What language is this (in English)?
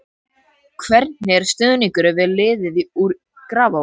Icelandic